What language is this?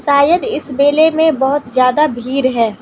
Hindi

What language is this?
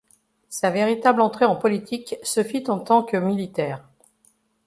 French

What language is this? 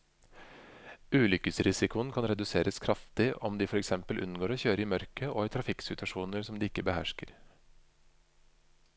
Norwegian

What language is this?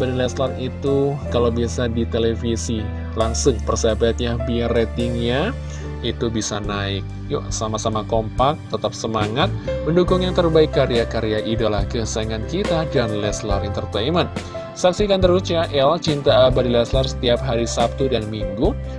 Indonesian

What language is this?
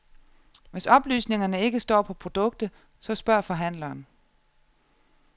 Danish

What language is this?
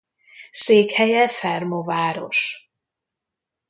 Hungarian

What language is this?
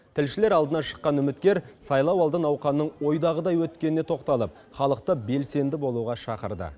Kazakh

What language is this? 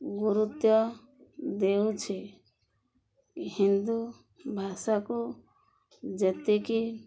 Odia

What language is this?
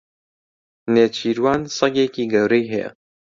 Central Kurdish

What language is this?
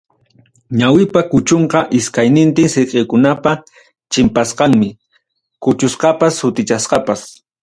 Ayacucho Quechua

